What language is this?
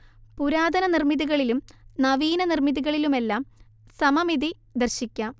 Malayalam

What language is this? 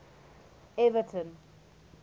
English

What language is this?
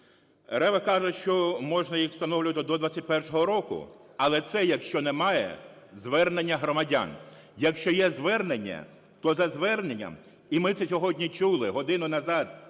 Ukrainian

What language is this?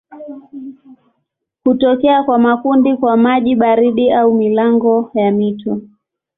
Swahili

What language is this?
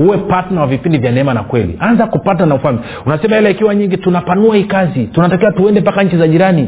Swahili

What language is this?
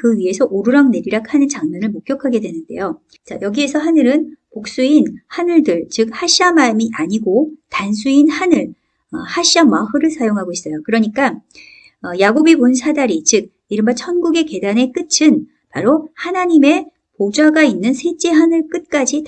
Korean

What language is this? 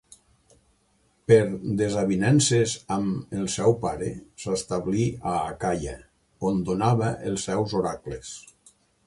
Catalan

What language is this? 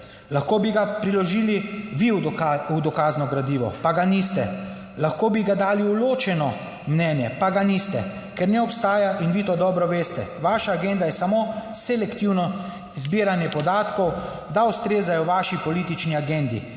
Slovenian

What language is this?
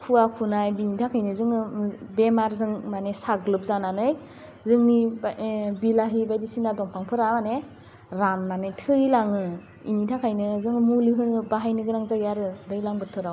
Bodo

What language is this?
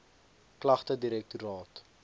Afrikaans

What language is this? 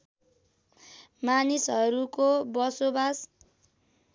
Nepali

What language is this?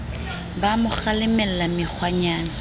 Southern Sotho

